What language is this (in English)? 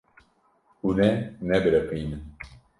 Kurdish